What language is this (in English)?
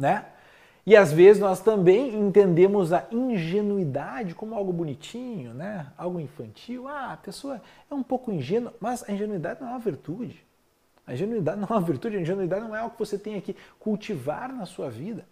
Portuguese